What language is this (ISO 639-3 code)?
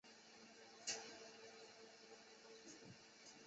zho